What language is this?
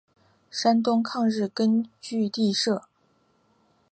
Chinese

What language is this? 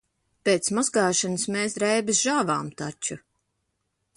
Latvian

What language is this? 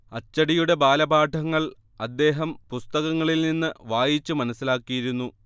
Malayalam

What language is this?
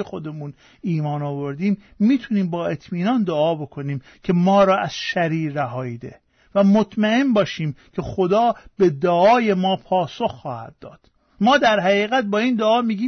Persian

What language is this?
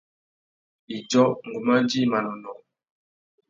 Tuki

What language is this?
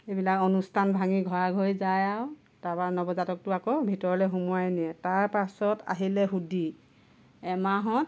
Assamese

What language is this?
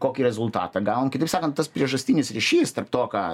Lithuanian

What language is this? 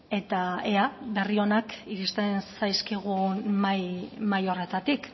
Basque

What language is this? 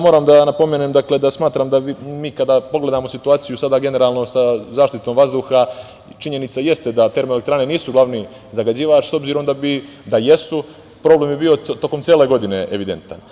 Serbian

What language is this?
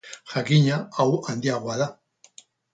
Basque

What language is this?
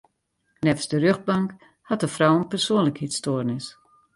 Western Frisian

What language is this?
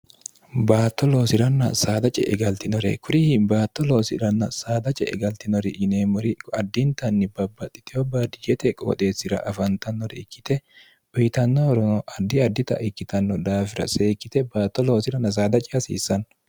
Sidamo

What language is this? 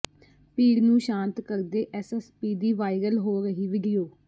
Punjabi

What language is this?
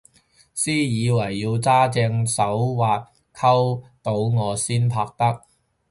Cantonese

